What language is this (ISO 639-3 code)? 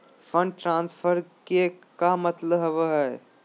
mag